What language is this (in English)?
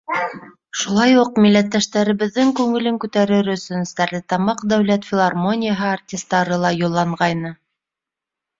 Bashkir